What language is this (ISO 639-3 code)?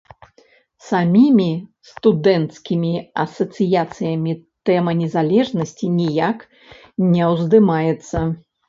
bel